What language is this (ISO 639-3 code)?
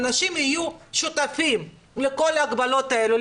heb